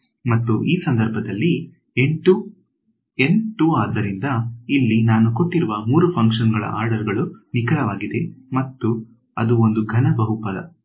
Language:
Kannada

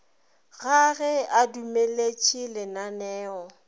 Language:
Northern Sotho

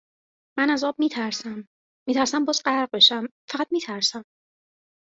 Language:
Persian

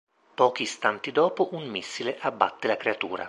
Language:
Italian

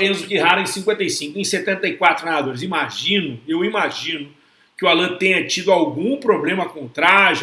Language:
Portuguese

